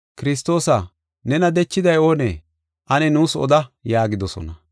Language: Gofa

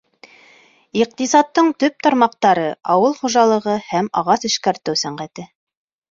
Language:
Bashkir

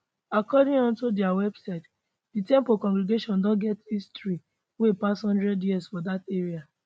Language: Nigerian Pidgin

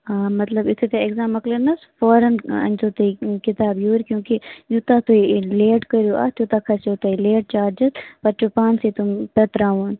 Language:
Kashmiri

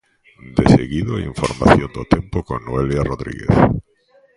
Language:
Galician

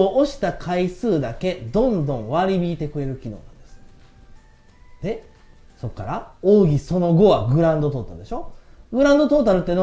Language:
Japanese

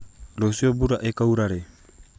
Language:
Kikuyu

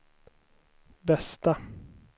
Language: Swedish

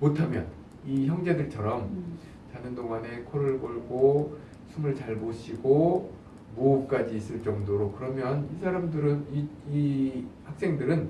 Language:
Korean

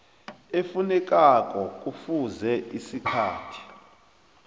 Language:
South Ndebele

